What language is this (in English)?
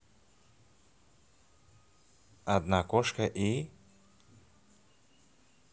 Russian